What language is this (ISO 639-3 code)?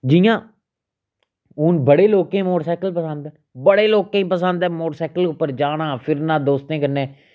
doi